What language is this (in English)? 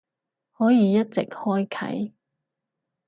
Cantonese